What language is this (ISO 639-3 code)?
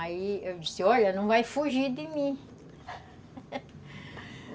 por